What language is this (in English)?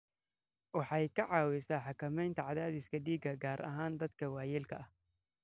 Somali